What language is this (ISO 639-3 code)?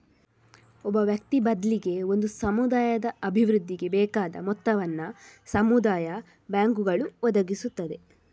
kan